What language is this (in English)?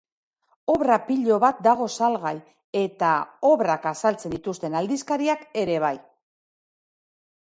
Basque